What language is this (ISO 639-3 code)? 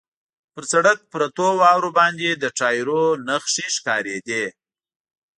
pus